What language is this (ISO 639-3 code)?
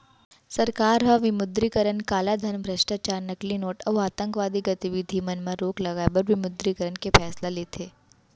hne